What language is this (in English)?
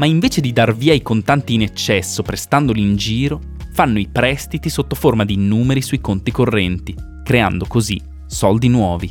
Italian